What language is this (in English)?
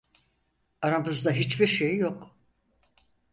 Turkish